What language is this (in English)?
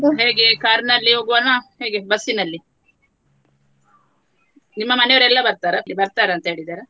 Kannada